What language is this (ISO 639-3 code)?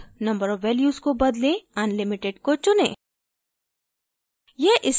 hin